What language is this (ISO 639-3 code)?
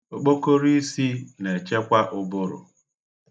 ibo